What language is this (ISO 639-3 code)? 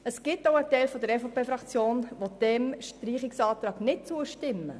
gsw